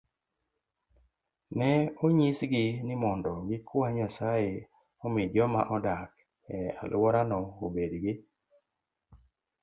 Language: Luo (Kenya and Tanzania)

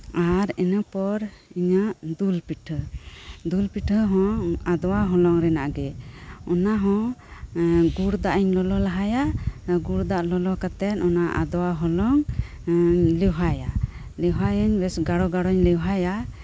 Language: Santali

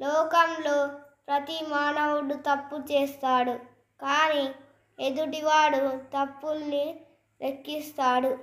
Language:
Telugu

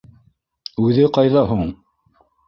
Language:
Bashkir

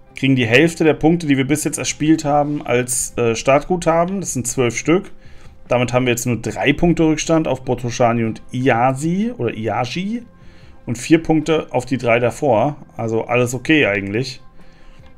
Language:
German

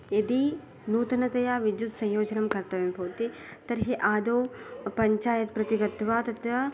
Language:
Sanskrit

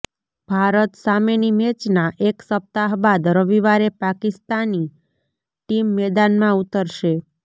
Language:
Gujarati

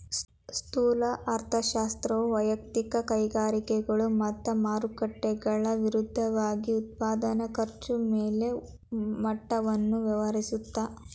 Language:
Kannada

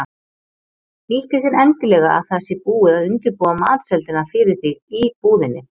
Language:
Icelandic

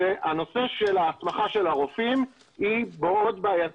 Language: Hebrew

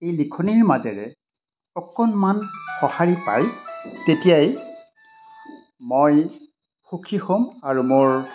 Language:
Assamese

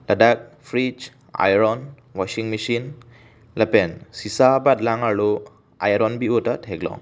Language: Karbi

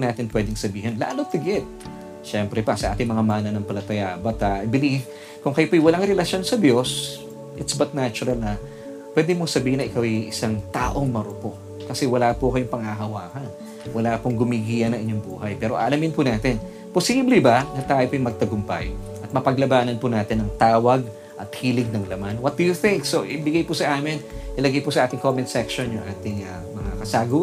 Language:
Filipino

